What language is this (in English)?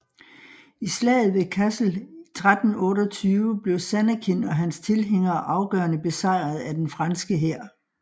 Danish